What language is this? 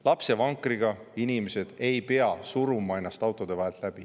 Estonian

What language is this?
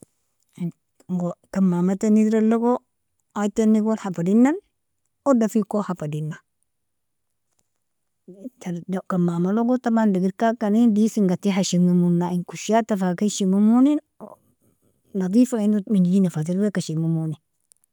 Nobiin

